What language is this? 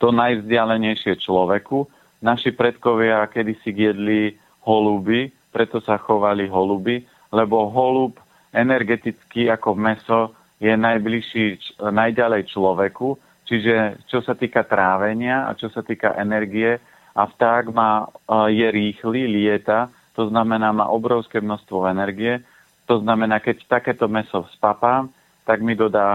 Slovak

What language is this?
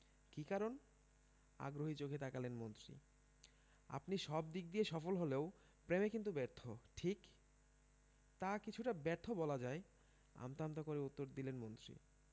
Bangla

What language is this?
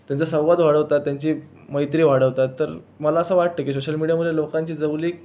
Marathi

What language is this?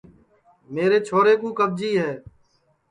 Sansi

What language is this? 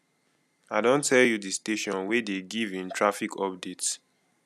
Nigerian Pidgin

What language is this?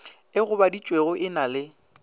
Northern Sotho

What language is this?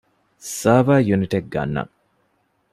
Divehi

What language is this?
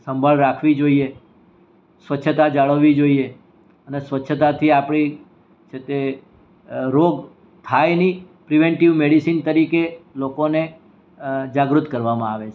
Gujarati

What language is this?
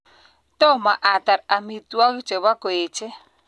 Kalenjin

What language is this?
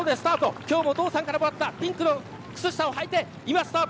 Japanese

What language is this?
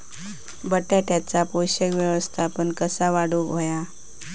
Marathi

